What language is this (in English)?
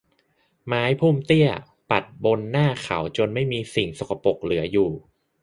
Thai